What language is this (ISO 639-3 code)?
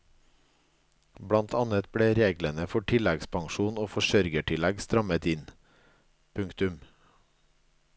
nor